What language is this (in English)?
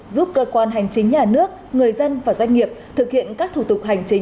Vietnamese